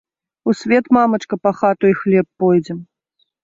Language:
Belarusian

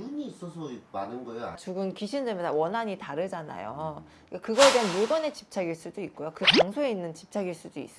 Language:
Korean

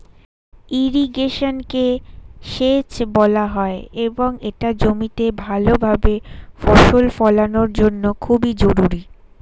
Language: Bangla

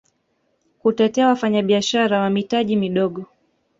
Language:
Swahili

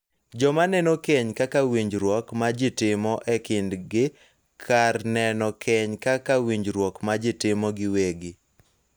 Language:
Luo (Kenya and Tanzania)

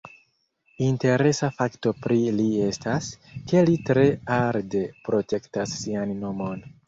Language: Esperanto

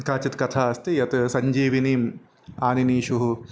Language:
Sanskrit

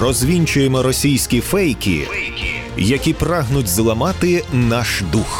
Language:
Ukrainian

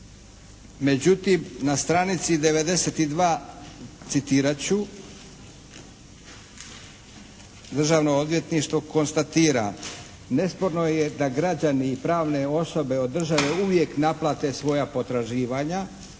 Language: Croatian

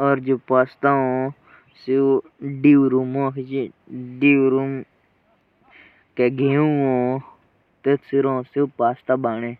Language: Jaunsari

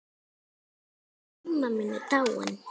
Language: Icelandic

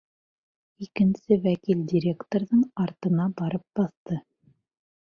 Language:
Bashkir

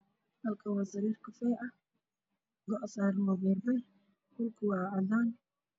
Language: Somali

